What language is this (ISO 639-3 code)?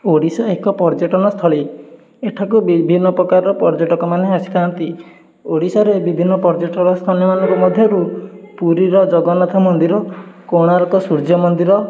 ori